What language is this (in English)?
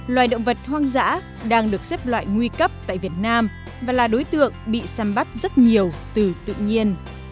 Vietnamese